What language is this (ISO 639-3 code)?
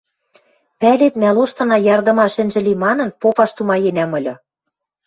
mrj